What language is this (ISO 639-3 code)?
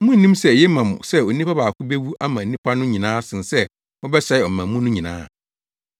aka